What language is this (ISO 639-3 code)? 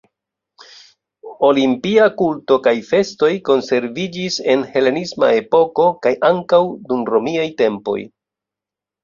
epo